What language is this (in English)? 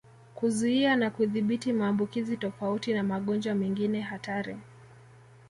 Swahili